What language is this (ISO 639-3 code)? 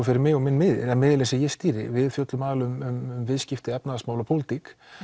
isl